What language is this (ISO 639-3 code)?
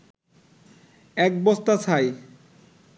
ben